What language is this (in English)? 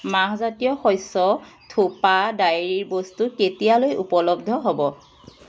Assamese